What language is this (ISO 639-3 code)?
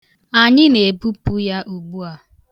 ibo